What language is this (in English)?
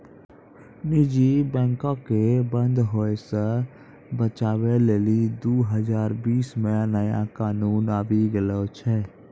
Maithili